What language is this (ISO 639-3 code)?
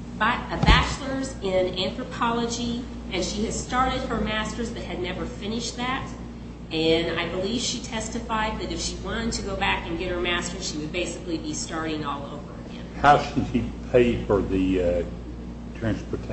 eng